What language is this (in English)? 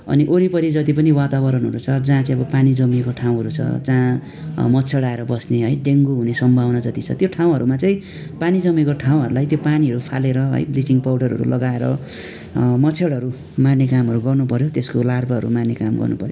Nepali